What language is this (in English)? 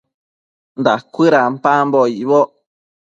Matsés